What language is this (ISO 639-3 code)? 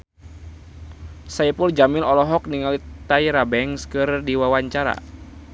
sun